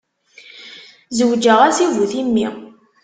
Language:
Kabyle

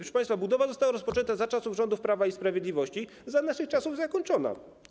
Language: Polish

